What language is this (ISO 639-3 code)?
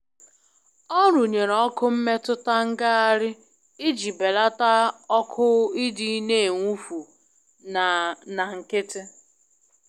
ibo